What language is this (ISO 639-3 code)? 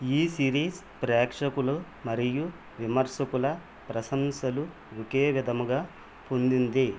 tel